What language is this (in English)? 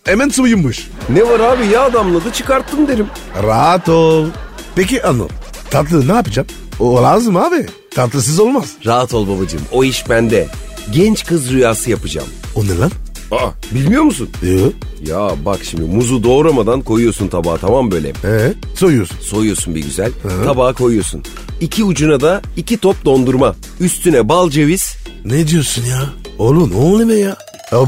Turkish